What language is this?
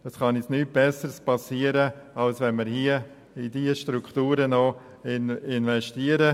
Swiss German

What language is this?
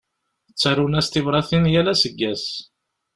Kabyle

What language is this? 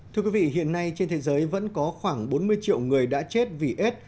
Vietnamese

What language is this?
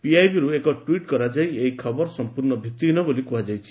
Odia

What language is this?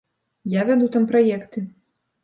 Belarusian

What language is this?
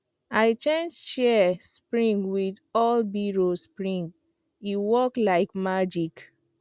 Nigerian Pidgin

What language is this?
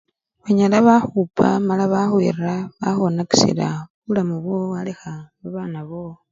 Luyia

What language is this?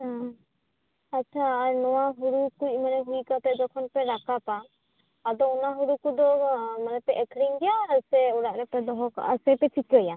Santali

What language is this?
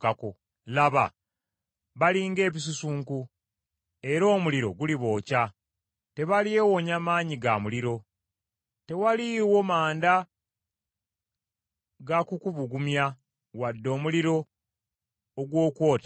Ganda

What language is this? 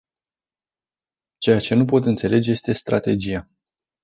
Romanian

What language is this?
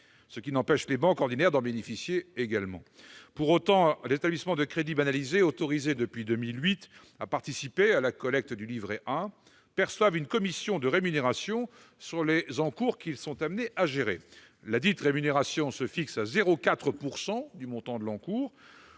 French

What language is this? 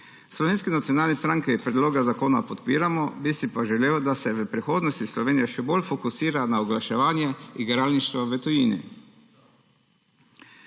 Slovenian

